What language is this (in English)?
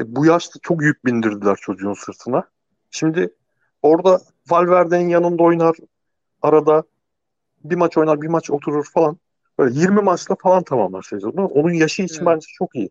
Turkish